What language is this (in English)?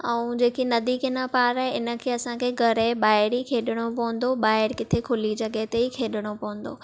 Sindhi